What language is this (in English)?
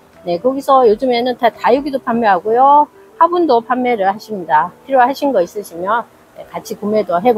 Korean